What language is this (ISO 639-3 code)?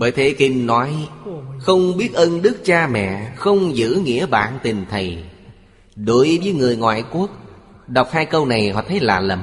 vie